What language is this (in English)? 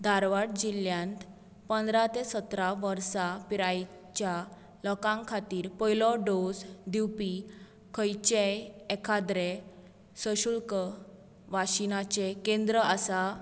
Konkani